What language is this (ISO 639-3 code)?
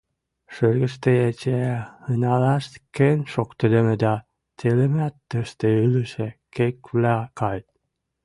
mrj